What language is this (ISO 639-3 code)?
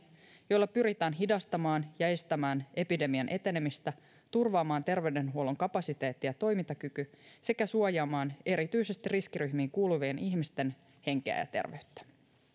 fin